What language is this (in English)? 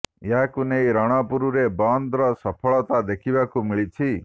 Odia